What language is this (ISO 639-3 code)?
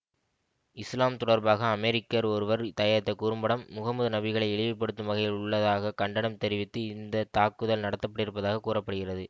tam